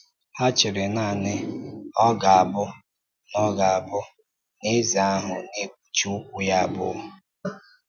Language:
Igbo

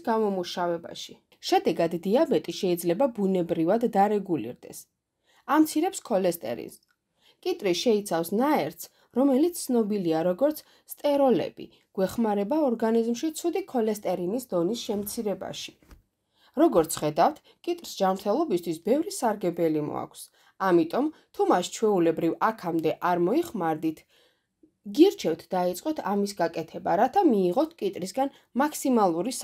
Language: Romanian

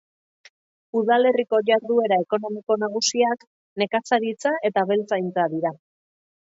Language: Basque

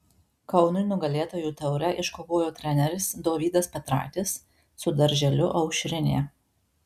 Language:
Lithuanian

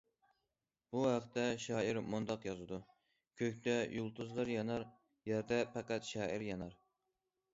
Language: Uyghur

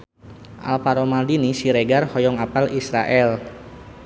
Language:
Sundanese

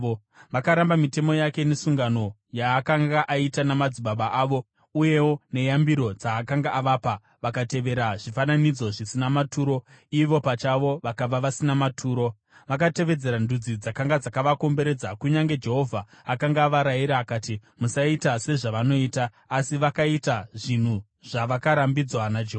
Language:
Shona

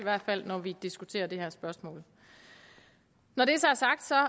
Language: Danish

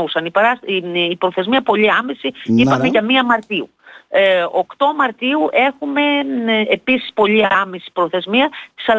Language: Greek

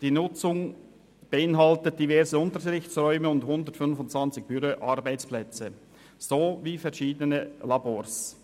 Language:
Swiss German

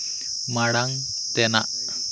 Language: Santali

